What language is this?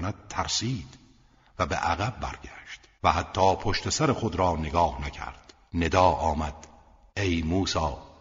Persian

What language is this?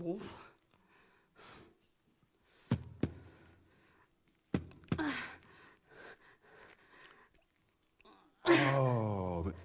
French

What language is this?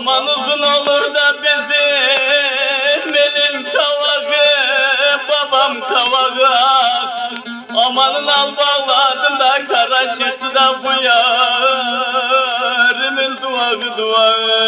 Turkish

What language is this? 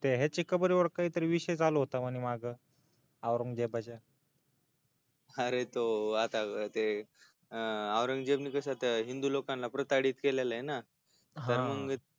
Marathi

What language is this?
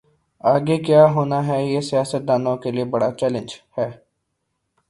Urdu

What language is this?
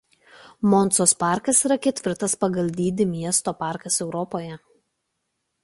Lithuanian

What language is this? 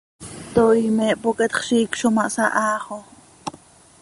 Seri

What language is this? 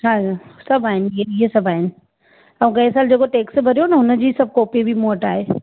Sindhi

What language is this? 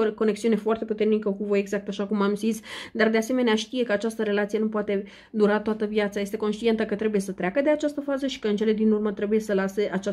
Romanian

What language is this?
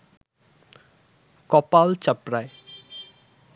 Bangla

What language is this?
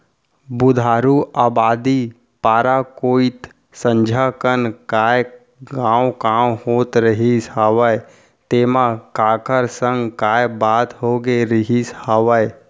Chhattisgarhi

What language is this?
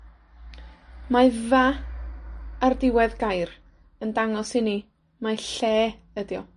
Welsh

